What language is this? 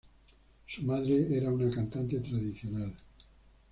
Spanish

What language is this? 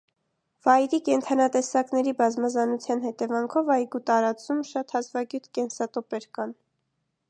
Armenian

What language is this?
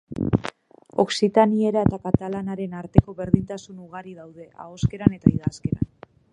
Basque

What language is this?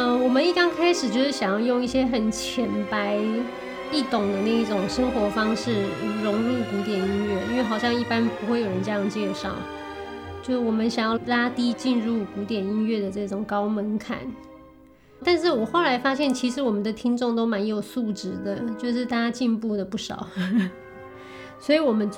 Chinese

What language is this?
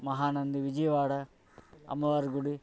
Telugu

